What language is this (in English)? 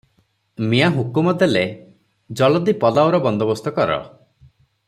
Odia